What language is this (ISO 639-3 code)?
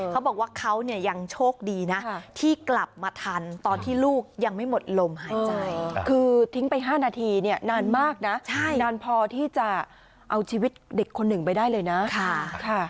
tha